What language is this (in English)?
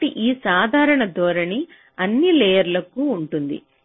Telugu